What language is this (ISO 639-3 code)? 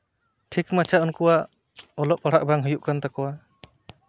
sat